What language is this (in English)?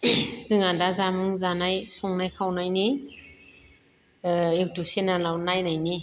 Bodo